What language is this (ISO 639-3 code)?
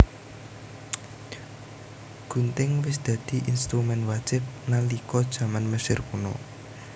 jav